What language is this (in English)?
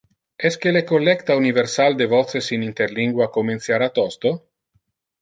Interlingua